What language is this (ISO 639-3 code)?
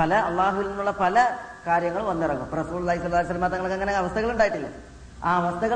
mal